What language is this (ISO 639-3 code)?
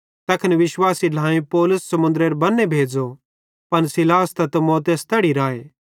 bhd